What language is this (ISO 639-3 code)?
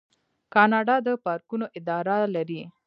pus